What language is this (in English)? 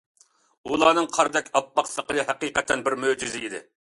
Uyghur